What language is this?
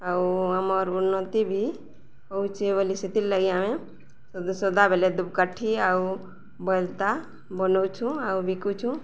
Odia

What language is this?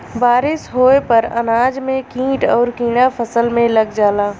Bhojpuri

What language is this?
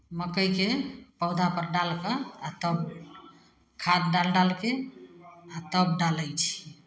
Maithili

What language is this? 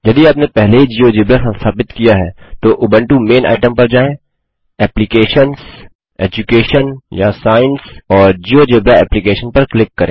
Hindi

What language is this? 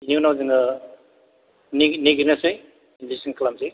Bodo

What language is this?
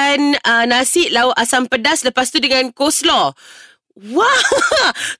Malay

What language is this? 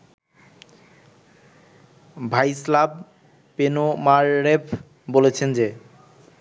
Bangla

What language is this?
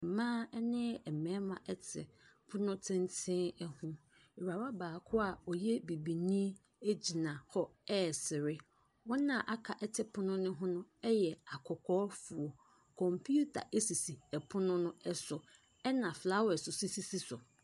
Akan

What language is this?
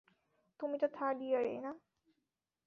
Bangla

